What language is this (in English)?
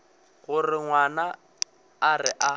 Northern Sotho